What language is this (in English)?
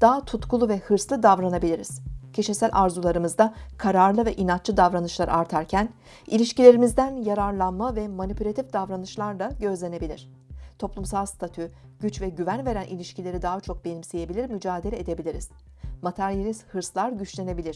Turkish